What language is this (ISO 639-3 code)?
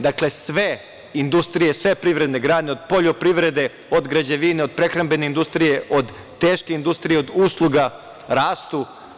srp